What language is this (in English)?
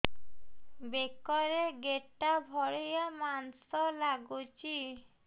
Odia